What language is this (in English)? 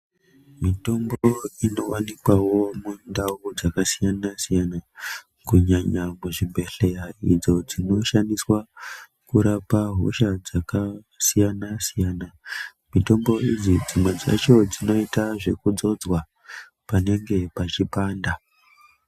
Ndau